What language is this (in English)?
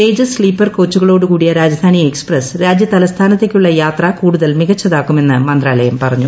Malayalam